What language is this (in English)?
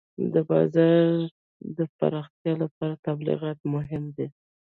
Pashto